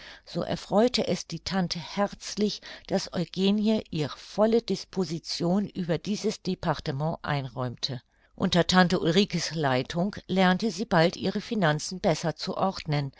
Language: German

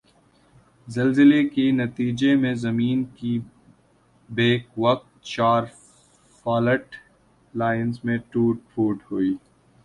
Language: Urdu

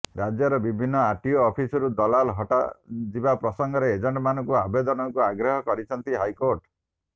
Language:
Odia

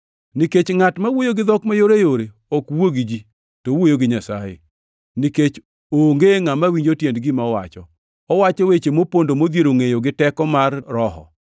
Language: Luo (Kenya and Tanzania)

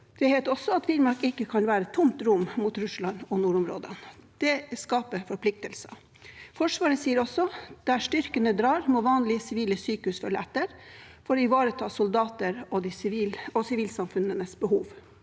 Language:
Norwegian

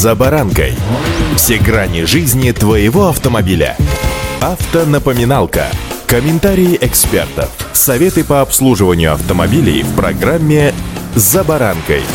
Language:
Russian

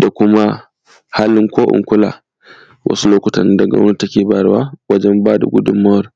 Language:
Hausa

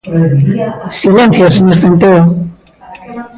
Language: Galician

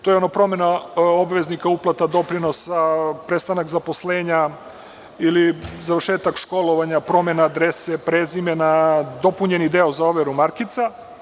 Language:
Serbian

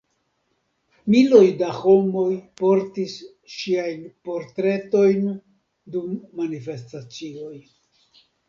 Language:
Esperanto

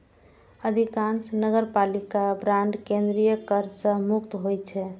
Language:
Maithili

